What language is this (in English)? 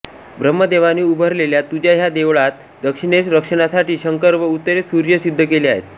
Marathi